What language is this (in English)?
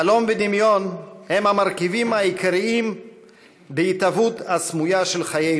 Hebrew